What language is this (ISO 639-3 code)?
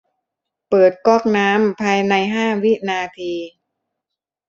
tha